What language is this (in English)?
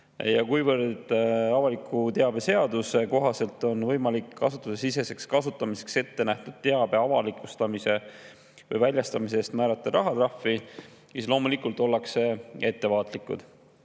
Estonian